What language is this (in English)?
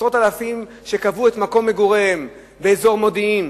Hebrew